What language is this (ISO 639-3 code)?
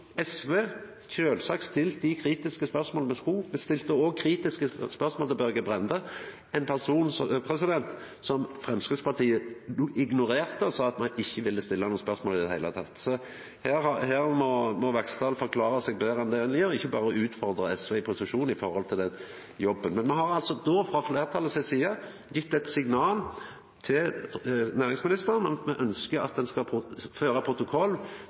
nno